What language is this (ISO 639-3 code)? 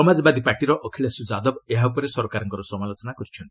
ori